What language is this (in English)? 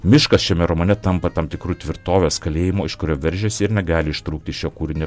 Lithuanian